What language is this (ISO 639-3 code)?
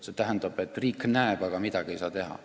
est